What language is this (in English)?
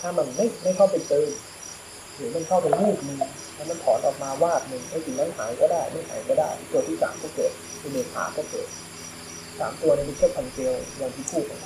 Thai